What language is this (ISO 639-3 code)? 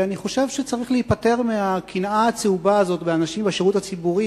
heb